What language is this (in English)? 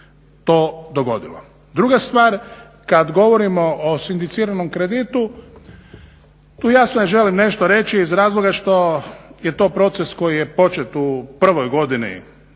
Croatian